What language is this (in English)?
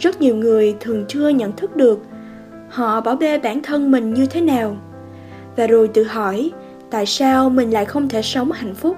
Vietnamese